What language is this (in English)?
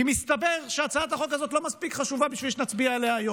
Hebrew